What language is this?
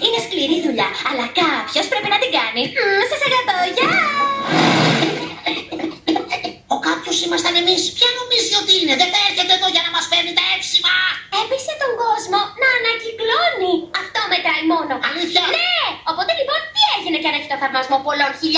Greek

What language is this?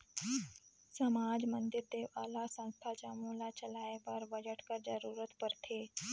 Chhattisgarhi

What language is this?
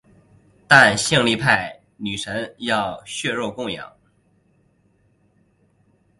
Chinese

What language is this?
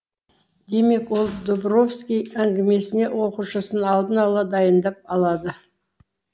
Kazakh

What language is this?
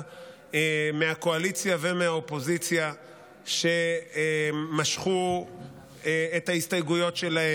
Hebrew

